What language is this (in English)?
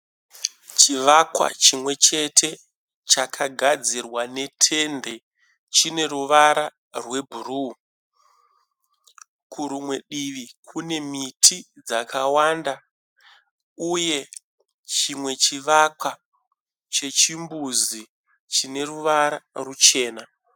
Shona